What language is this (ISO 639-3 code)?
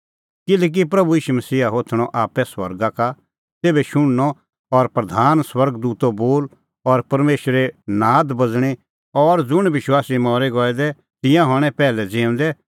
kfx